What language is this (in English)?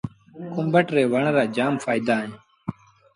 Sindhi Bhil